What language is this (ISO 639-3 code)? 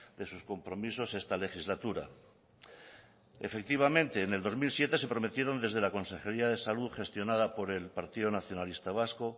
spa